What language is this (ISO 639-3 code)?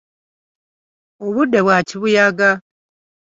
lug